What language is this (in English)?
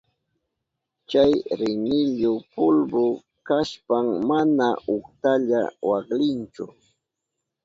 Southern Pastaza Quechua